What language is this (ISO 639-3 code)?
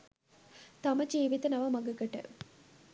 sin